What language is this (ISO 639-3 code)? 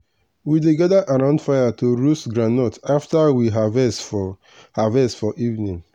pcm